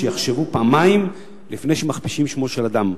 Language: Hebrew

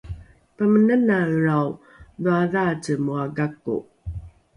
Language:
Rukai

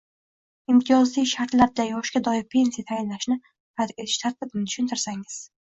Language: Uzbek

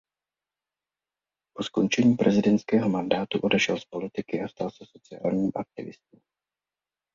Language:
Czech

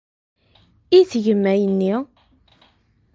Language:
Kabyle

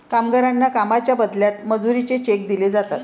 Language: Marathi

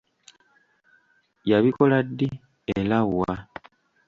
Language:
Ganda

